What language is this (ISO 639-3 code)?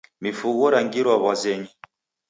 dav